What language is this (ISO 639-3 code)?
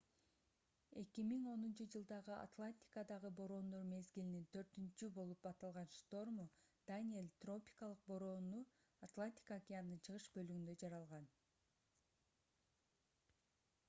kir